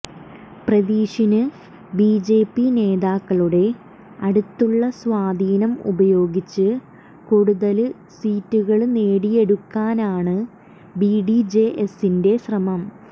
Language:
Malayalam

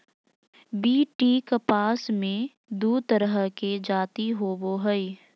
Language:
Magahi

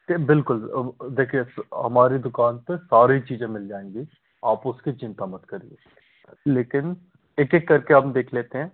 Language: Hindi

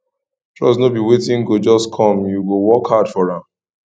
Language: Nigerian Pidgin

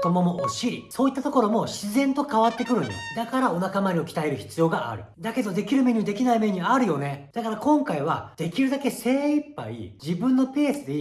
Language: Japanese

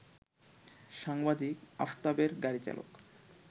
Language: Bangla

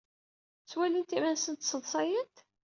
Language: Kabyle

